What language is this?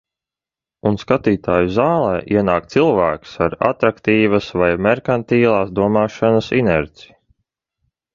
Latvian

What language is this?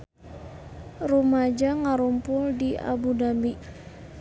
Sundanese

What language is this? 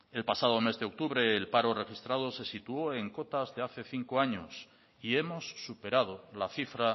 Spanish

